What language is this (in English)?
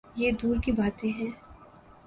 Urdu